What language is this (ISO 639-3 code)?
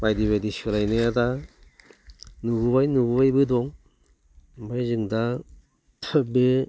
brx